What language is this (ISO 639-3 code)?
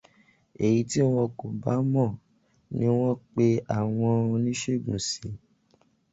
yor